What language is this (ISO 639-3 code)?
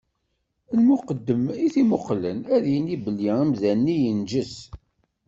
kab